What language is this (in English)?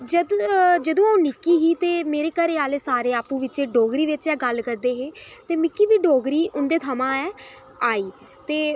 Dogri